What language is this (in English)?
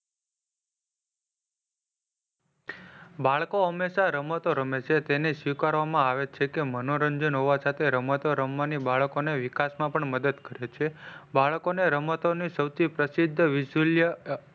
Gujarati